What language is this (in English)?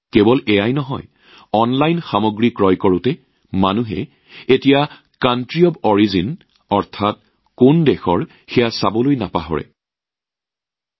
Assamese